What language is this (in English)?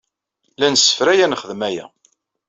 Kabyle